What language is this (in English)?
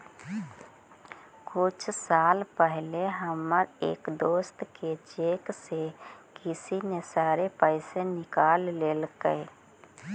Magahi